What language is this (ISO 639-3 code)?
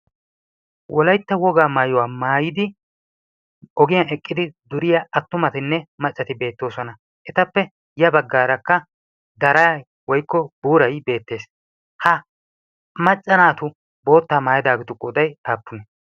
wal